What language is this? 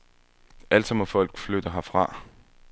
Danish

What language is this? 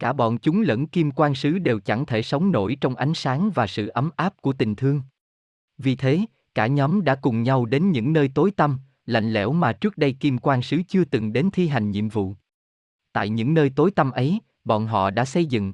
Vietnamese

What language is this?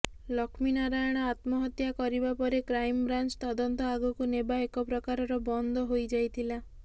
Odia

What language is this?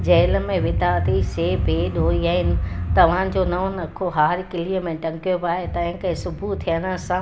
Sindhi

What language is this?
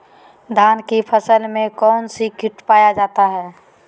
Magahi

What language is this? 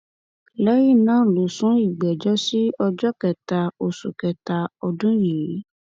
Yoruba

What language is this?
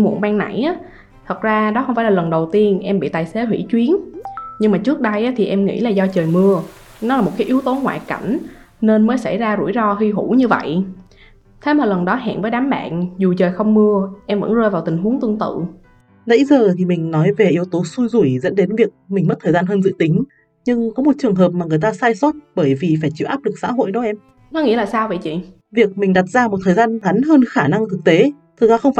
Vietnamese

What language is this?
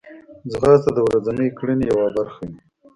Pashto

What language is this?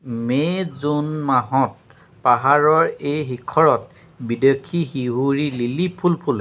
Assamese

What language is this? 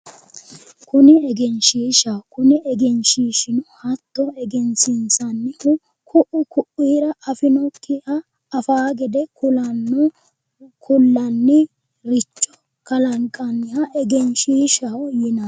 Sidamo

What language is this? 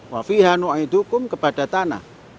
Indonesian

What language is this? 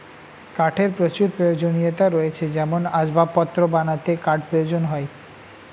Bangla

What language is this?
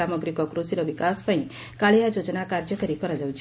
Odia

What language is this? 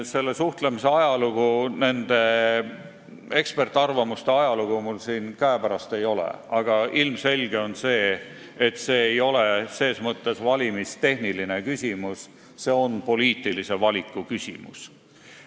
Estonian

